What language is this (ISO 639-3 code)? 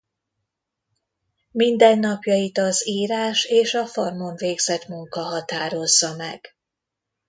hun